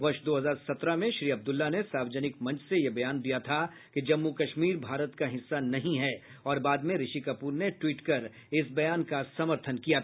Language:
Hindi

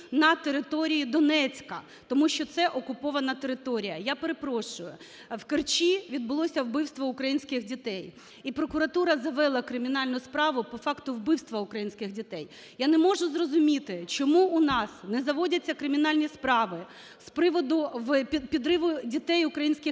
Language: Ukrainian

